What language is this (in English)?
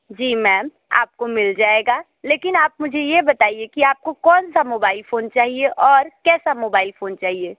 Hindi